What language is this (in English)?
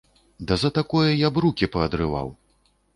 Belarusian